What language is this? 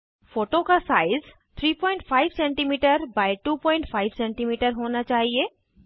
Hindi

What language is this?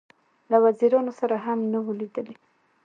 Pashto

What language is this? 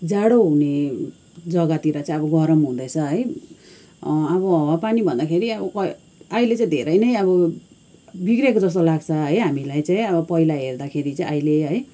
Nepali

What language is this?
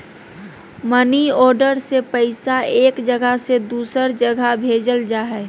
Magahi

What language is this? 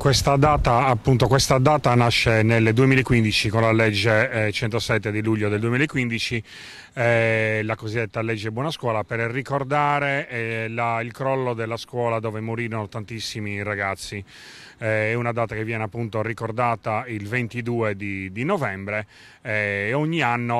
Italian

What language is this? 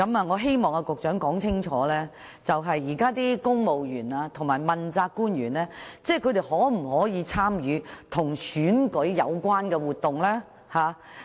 Cantonese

